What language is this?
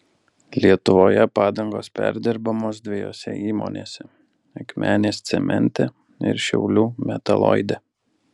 Lithuanian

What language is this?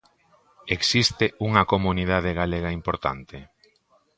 Galician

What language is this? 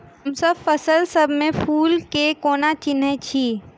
Maithili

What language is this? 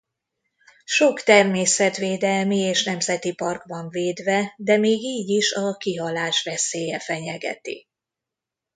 Hungarian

